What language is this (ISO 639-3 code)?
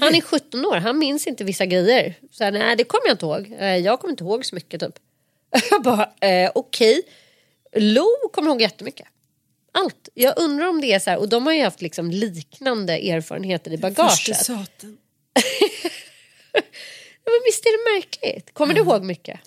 swe